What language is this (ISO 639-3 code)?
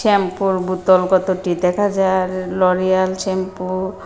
ben